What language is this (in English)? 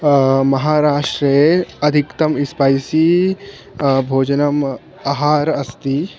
Sanskrit